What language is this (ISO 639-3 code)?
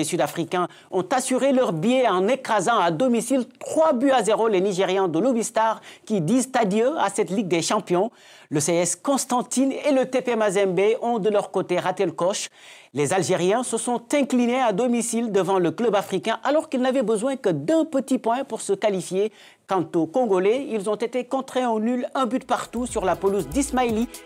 fra